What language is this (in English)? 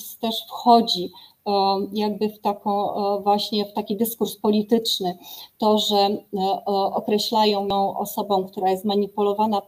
Polish